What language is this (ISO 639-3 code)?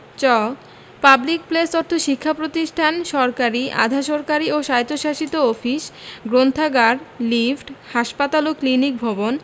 ben